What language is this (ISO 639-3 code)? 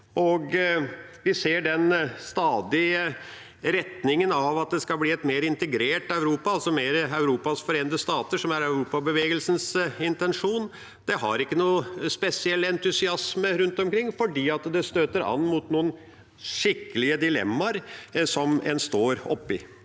nor